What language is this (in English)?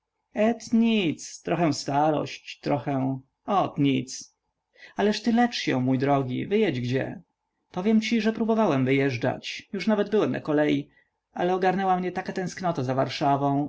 Polish